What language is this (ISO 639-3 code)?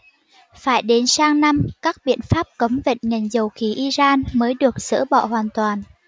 vie